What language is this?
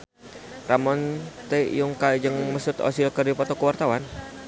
Sundanese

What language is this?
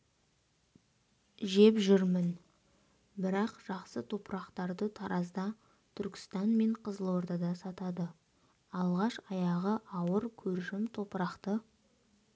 Kazakh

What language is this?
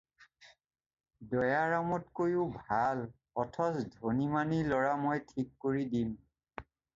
Assamese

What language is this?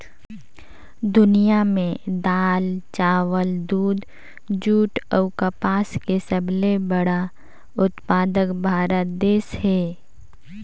Chhattisgarhi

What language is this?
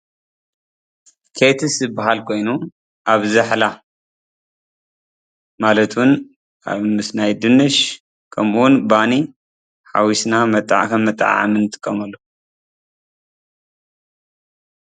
Tigrinya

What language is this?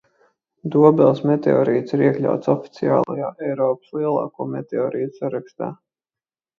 Latvian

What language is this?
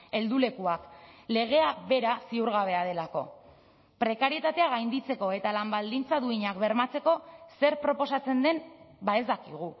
Basque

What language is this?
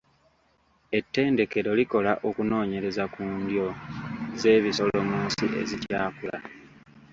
Ganda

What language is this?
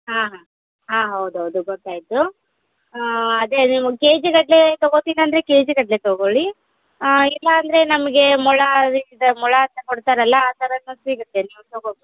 Kannada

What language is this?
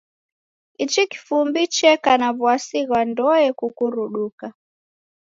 Taita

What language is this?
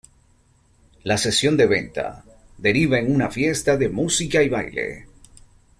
Spanish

